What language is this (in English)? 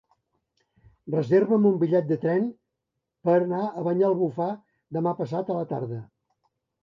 Catalan